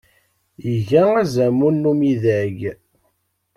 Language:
Kabyle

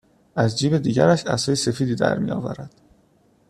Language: Persian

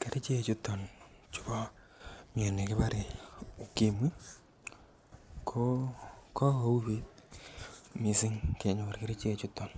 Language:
Kalenjin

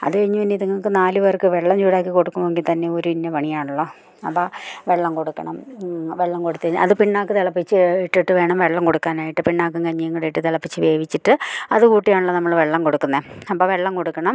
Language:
Malayalam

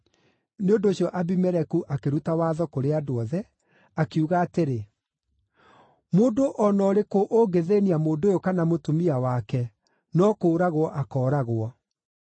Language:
Kikuyu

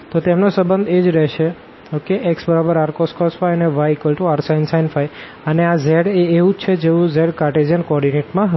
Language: Gujarati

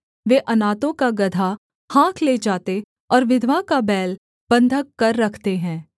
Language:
Hindi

